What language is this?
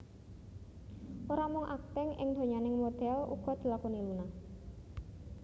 Javanese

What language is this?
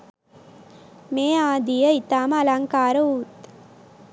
Sinhala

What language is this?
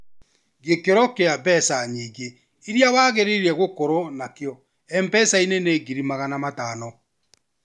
Kikuyu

